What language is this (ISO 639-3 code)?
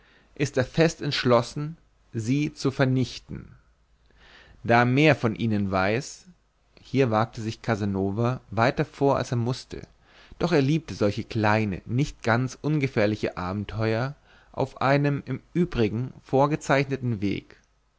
deu